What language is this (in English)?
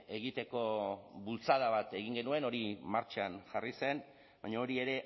Basque